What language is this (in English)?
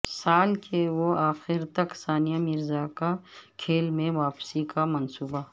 Urdu